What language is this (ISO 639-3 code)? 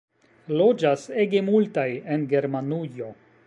epo